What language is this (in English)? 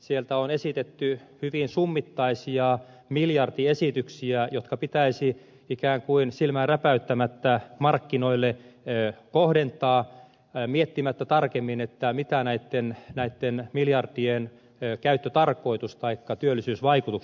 Finnish